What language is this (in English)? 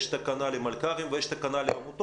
Hebrew